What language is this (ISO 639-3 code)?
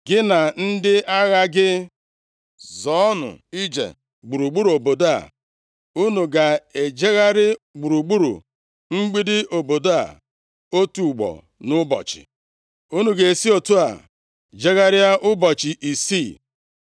ibo